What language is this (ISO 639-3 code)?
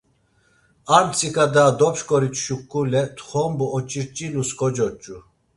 lzz